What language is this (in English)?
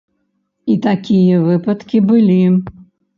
Belarusian